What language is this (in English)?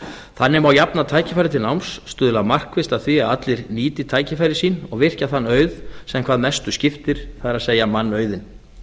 Icelandic